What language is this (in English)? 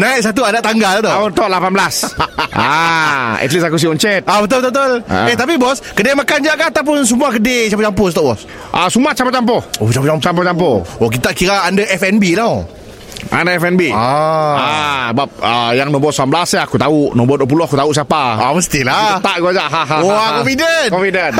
Malay